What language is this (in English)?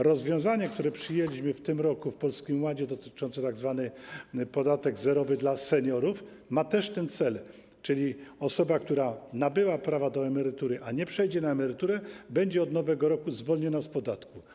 Polish